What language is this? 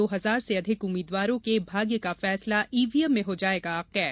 Hindi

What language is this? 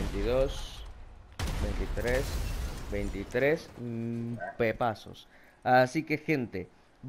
Spanish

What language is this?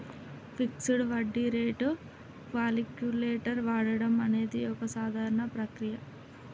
Telugu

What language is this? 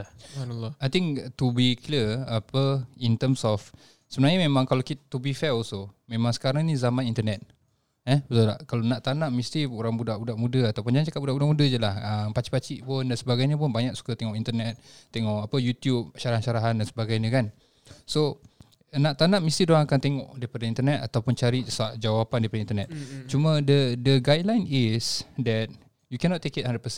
Malay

